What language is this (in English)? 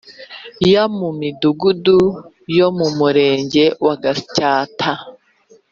Kinyarwanda